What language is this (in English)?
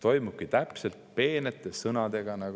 Estonian